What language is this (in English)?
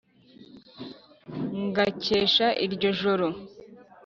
Kinyarwanda